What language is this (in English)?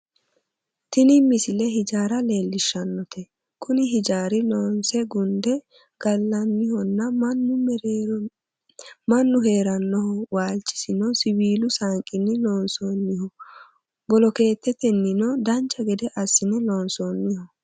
Sidamo